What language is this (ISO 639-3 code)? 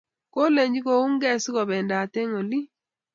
kln